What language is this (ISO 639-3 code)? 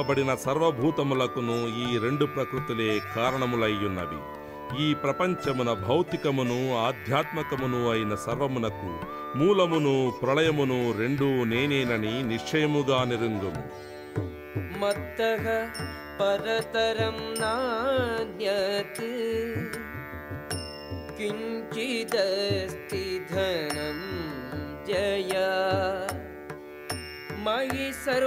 tel